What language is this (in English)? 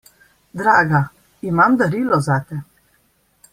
Slovenian